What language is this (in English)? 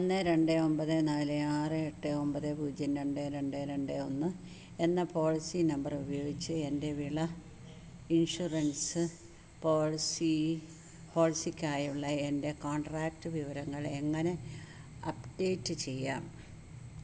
Malayalam